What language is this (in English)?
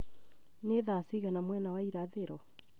Kikuyu